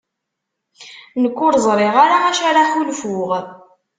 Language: Kabyle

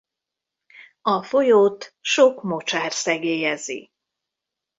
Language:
Hungarian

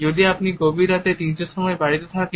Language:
Bangla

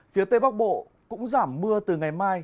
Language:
Vietnamese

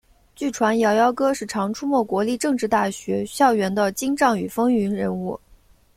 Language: Chinese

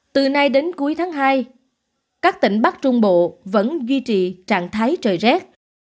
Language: Vietnamese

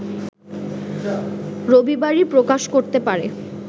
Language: Bangla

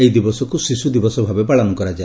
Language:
Odia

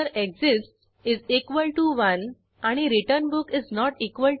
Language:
Marathi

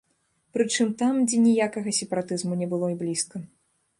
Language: Belarusian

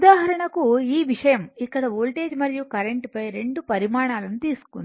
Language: Telugu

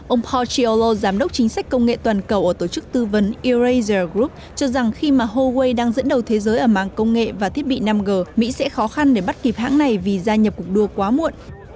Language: Vietnamese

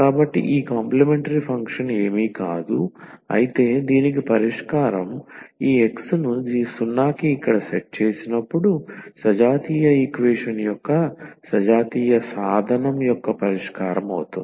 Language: Telugu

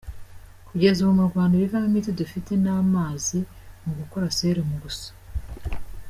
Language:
Kinyarwanda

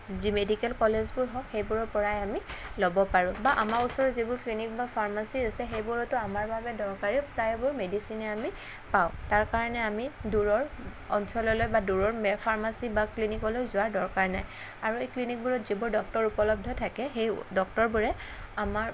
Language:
Assamese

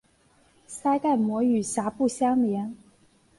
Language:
Chinese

